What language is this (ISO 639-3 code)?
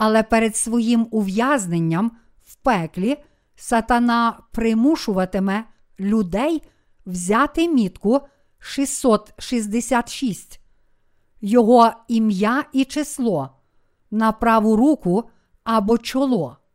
ukr